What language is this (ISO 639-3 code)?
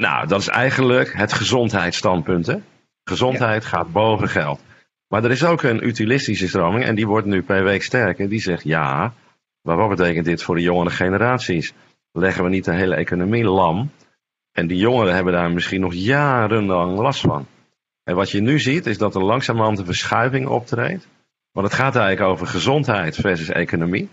nld